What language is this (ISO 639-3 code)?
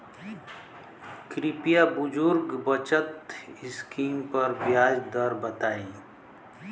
bho